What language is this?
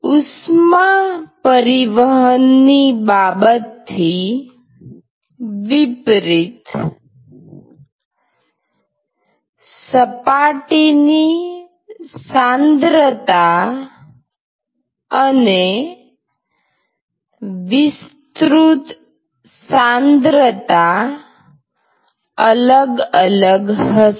Gujarati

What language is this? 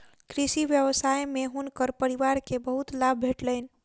Maithili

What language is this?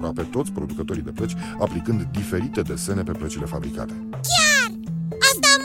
Romanian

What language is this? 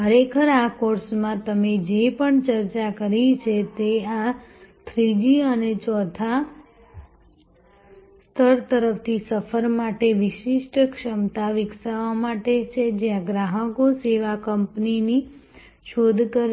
Gujarati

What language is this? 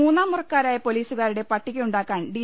Malayalam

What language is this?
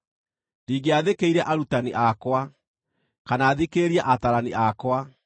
Kikuyu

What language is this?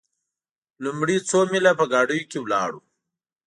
Pashto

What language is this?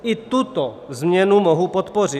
Czech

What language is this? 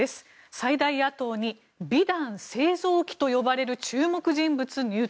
Japanese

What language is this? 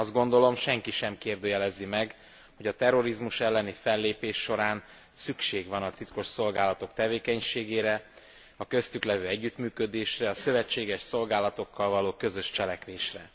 Hungarian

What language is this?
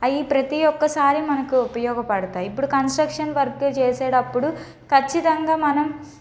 Telugu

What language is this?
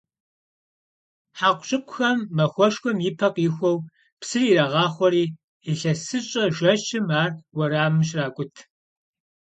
Kabardian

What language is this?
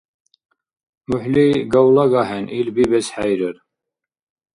Dargwa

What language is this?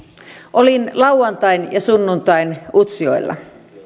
Finnish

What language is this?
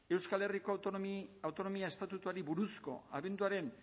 Basque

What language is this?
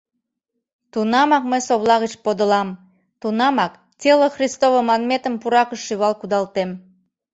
Mari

